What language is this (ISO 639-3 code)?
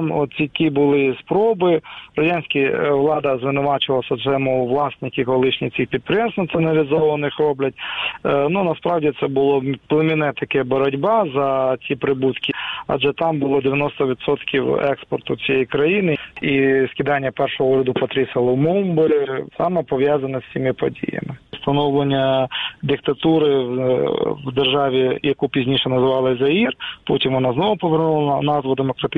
ukr